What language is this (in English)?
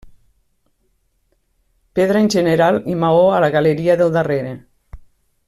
Catalan